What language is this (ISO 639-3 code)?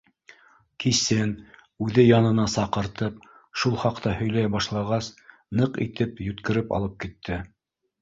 bak